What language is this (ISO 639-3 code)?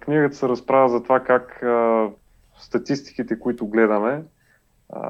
bul